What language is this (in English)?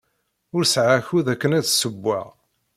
Kabyle